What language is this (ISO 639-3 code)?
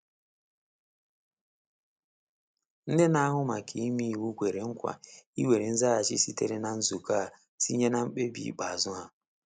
ibo